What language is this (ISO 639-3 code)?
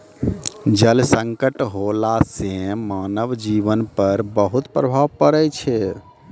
mai